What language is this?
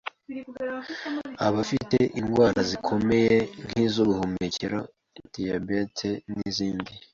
Kinyarwanda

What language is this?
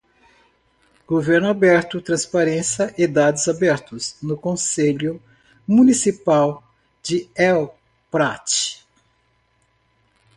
Portuguese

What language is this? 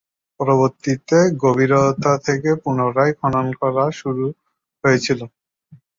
Bangla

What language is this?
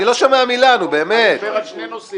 Hebrew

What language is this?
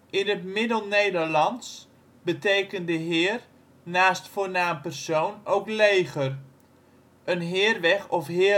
Dutch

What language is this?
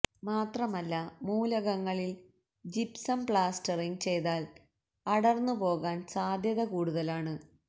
Malayalam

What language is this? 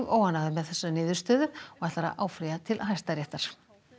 Icelandic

